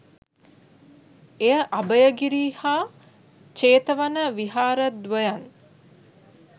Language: Sinhala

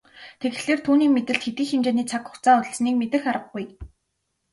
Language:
Mongolian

